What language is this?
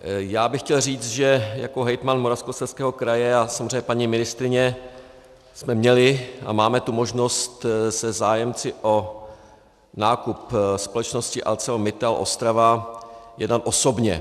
Czech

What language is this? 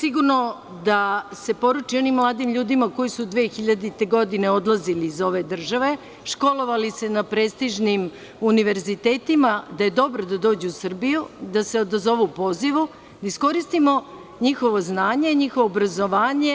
Serbian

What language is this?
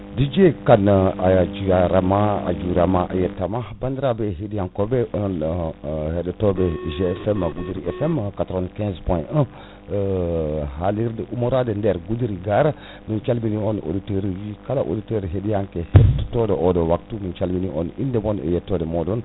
Fula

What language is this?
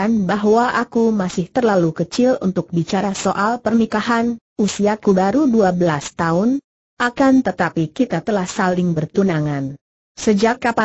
Indonesian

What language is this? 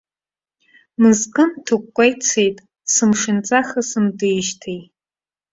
Abkhazian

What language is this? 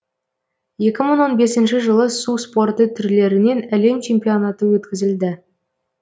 Kazakh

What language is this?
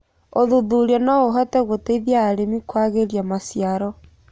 Kikuyu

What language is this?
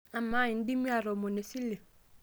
Masai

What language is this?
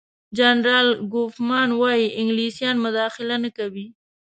Pashto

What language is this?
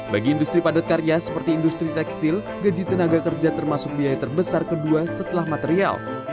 Indonesian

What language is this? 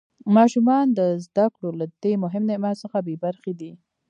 Pashto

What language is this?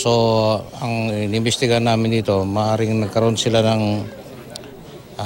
Filipino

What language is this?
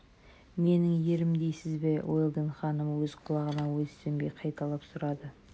Kazakh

